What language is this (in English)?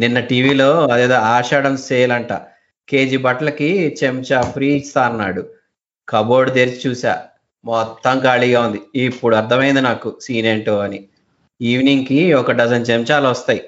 Telugu